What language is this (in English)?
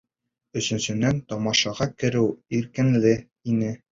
Bashkir